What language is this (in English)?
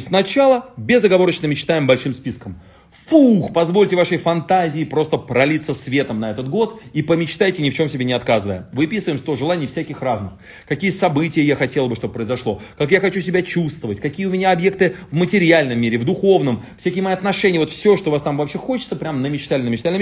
Russian